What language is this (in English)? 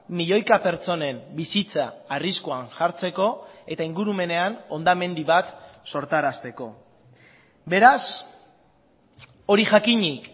Basque